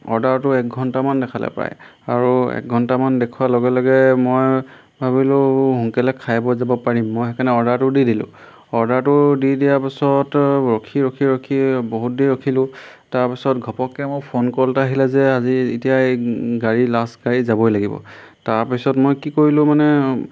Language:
Assamese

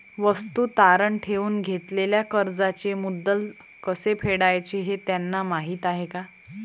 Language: Marathi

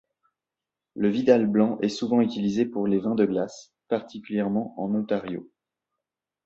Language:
French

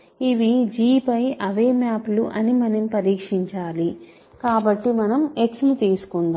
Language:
Telugu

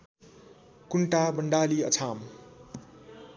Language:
Nepali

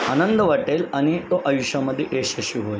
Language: Marathi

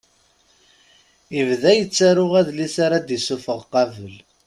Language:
Kabyle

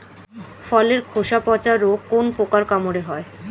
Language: Bangla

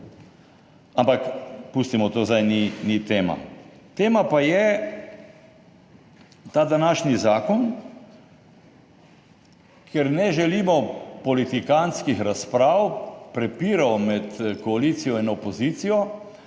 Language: Slovenian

